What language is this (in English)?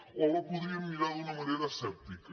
Catalan